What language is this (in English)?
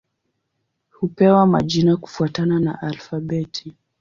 Swahili